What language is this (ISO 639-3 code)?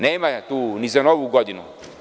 srp